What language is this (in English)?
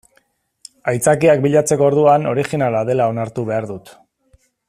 Basque